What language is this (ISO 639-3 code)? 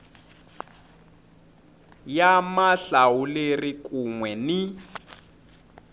tso